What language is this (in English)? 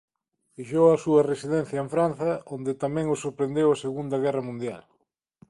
Galician